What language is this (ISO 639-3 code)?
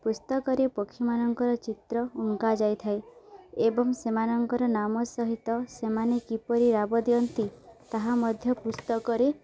ori